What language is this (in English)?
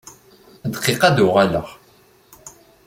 Kabyle